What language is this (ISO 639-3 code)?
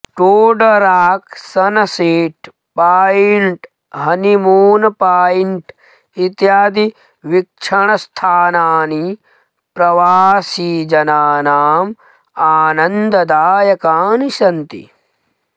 san